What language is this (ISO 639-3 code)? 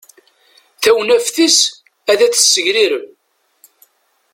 kab